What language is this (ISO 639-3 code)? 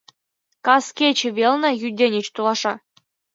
chm